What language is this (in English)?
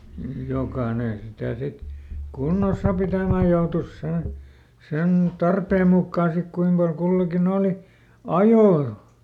Finnish